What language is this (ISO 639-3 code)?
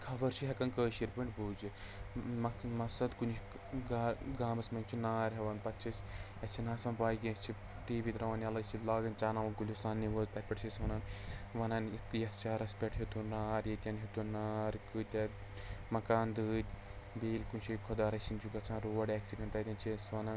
kas